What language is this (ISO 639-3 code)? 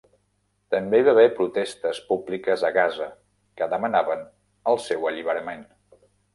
cat